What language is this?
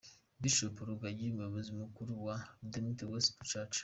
Kinyarwanda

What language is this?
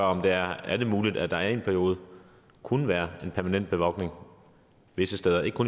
Danish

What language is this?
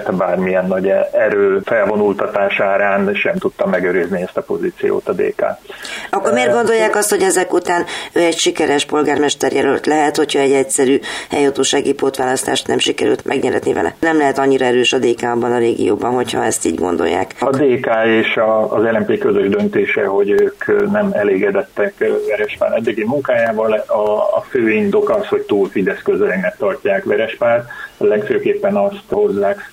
Hungarian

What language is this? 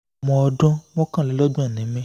Yoruba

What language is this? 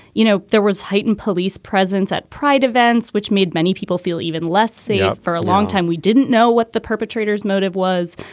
English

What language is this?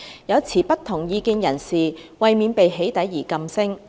Cantonese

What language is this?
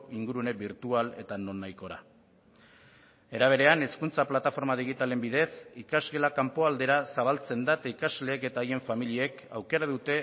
Basque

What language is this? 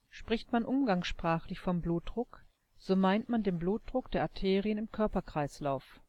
German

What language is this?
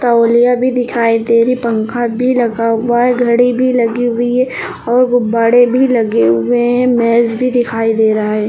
Hindi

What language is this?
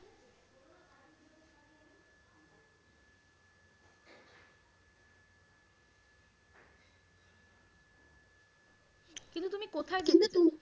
Bangla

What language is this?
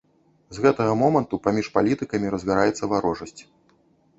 Belarusian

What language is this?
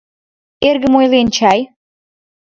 Mari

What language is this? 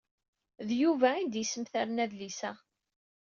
Kabyle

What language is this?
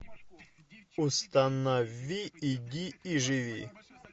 Russian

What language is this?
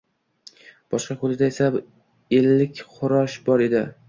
Uzbek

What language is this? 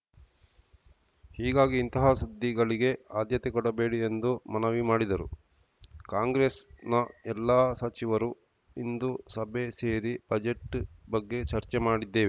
Kannada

